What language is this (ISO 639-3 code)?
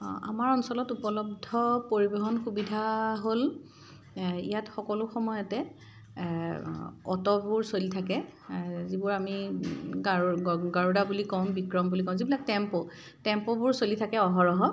asm